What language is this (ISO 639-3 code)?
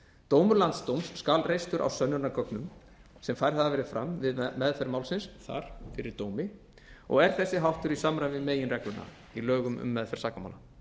isl